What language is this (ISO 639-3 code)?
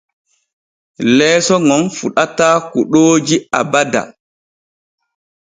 fue